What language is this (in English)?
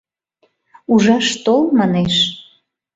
Mari